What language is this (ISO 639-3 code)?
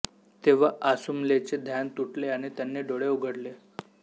mar